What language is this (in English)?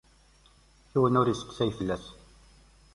Kabyle